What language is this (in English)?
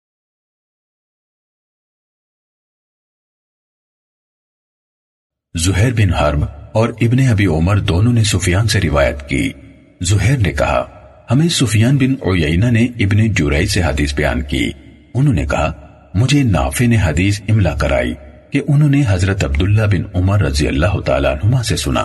Urdu